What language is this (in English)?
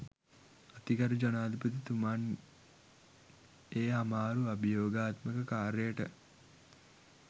Sinhala